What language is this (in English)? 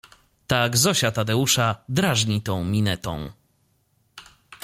Polish